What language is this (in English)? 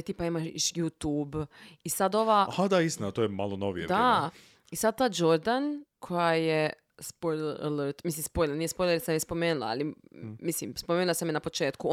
Croatian